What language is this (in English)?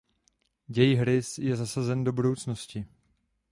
Czech